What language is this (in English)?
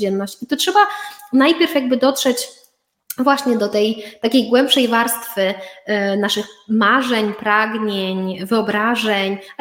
Polish